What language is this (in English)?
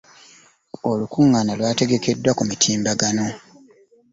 Ganda